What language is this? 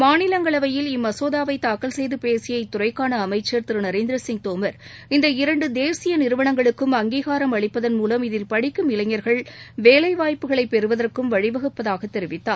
Tamil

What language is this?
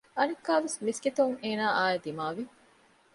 Divehi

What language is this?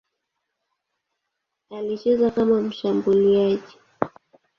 Swahili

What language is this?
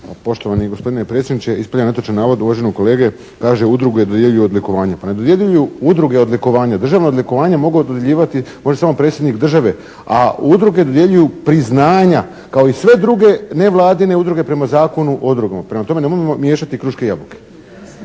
Croatian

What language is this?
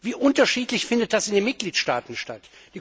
German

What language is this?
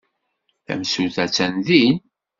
Kabyle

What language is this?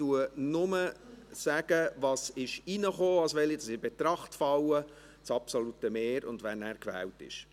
Swiss German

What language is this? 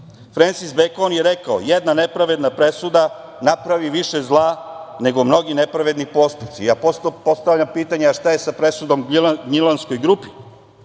Serbian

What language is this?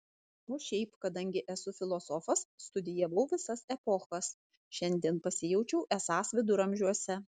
Lithuanian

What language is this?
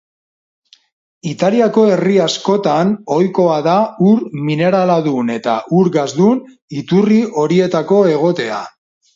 Basque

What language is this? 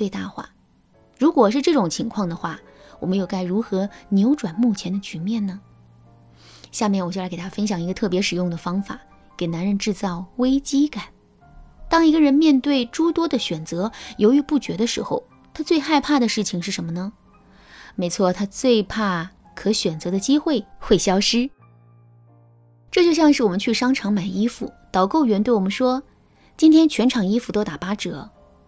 Chinese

